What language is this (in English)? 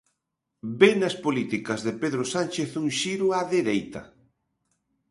Galician